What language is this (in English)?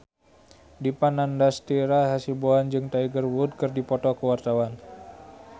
Sundanese